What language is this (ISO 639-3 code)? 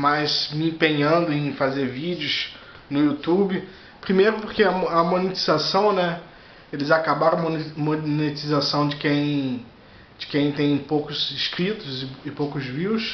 por